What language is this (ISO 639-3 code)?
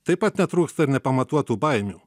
lit